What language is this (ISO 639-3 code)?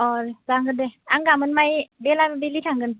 brx